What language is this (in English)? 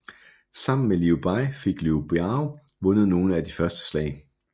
Danish